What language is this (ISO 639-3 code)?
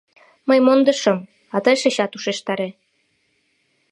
chm